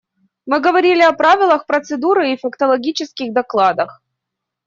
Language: Russian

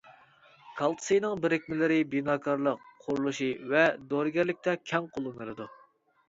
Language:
Uyghur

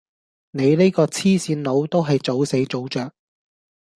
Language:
Cantonese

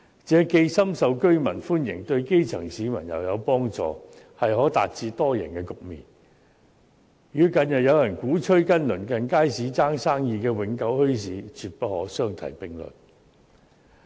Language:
Cantonese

